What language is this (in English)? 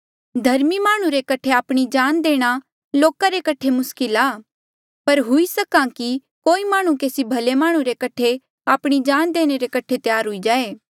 Mandeali